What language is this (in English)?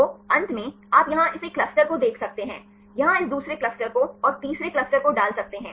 Hindi